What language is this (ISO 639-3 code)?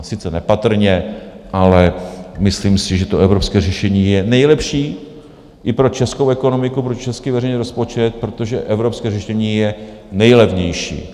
ces